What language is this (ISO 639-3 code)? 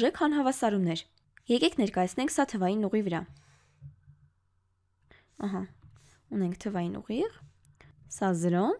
deu